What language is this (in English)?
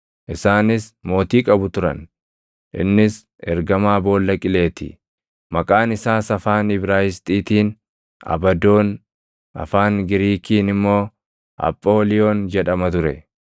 Oromo